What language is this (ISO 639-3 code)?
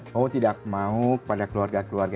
ind